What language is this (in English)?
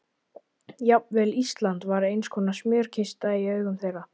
Icelandic